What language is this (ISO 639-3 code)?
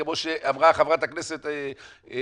heb